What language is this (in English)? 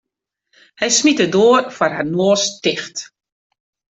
Western Frisian